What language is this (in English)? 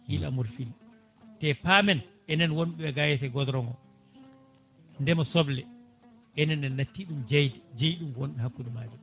Fula